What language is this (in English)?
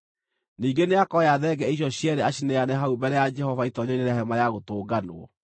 Kikuyu